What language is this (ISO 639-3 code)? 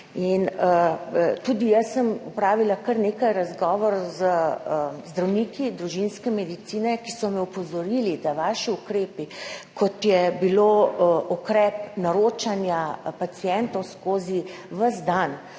slv